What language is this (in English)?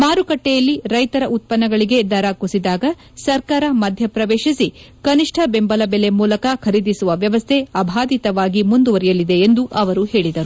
Kannada